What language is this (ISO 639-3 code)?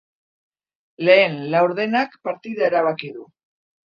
eus